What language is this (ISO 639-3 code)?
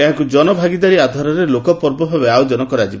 ori